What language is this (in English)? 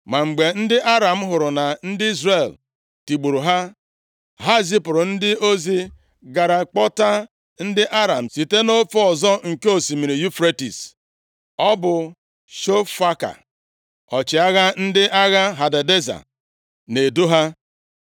Igbo